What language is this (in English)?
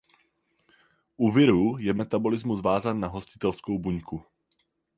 Czech